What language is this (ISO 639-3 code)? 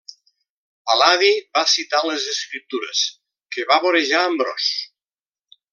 cat